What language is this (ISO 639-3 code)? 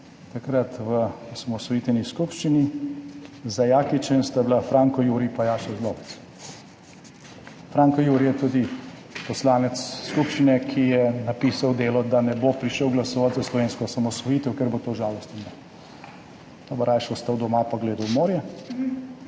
slv